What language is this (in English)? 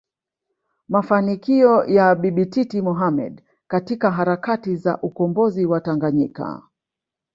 Swahili